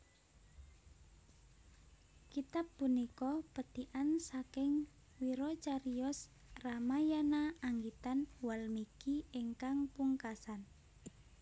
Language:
Javanese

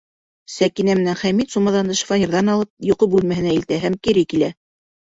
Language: Bashkir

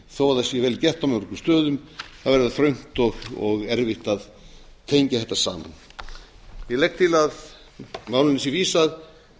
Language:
Icelandic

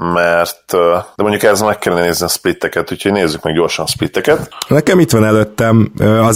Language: Hungarian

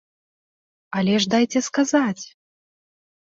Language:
Belarusian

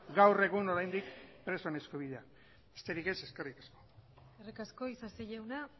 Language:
Basque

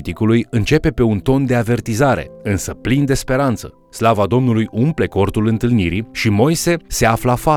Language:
Romanian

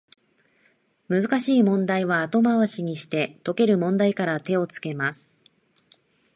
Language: Japanese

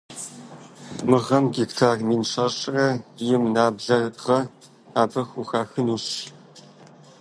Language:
Kabardian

